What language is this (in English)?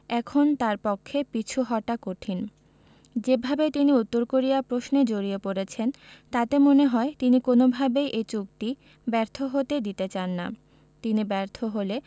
Bangla